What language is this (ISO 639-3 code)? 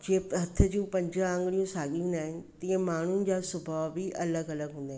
snd